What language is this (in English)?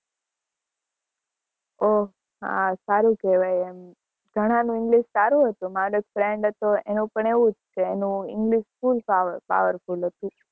Gujarati